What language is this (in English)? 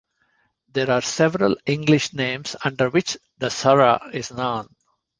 English